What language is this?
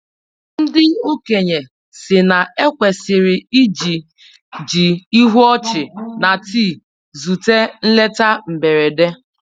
Igbo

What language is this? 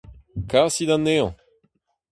Breton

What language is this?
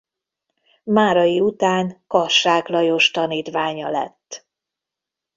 Hungarian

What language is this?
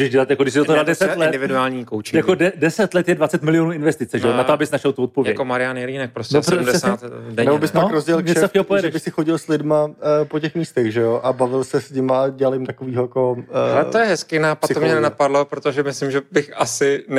Czech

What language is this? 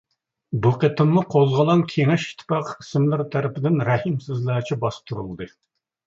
Uyghur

